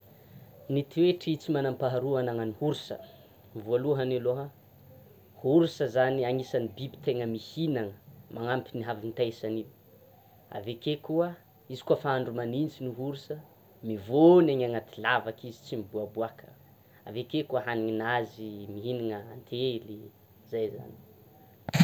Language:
Tsimihety Malagasy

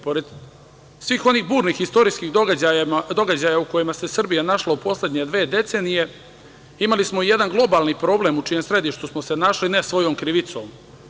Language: Serbian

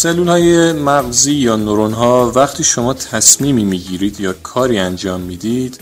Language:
Persian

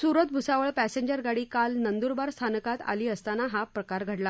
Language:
Marathi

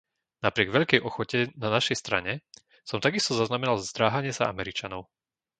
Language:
Slovak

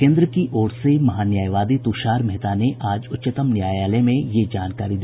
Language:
Hindi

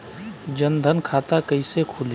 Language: Bhojpuri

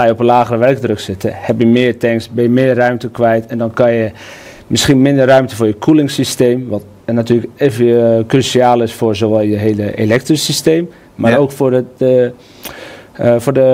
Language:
Dutch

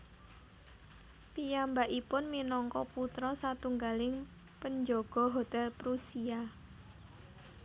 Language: Javanese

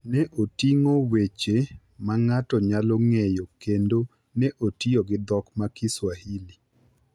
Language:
Luo (Kenya and Tanzania)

